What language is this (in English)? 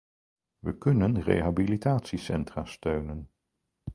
Dutch